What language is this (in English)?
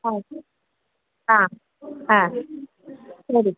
Malayalam